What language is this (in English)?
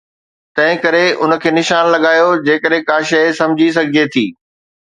Sindhi